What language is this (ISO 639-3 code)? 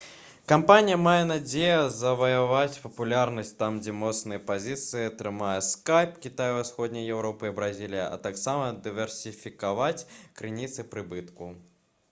bel